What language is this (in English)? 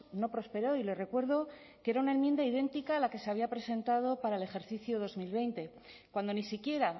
Spanish